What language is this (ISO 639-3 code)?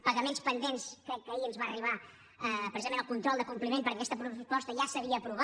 cat